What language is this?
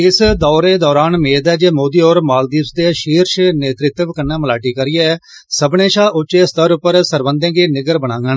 Dogri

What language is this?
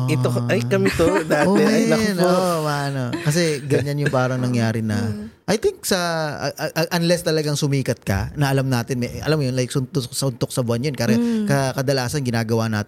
Filipino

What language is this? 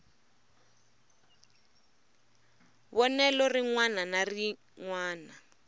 Tsonga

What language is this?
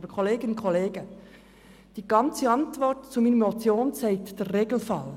Swiss German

